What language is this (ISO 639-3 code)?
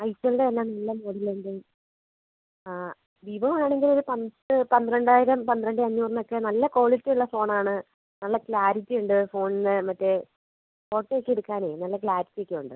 mal